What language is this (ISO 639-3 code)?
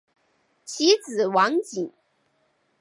zho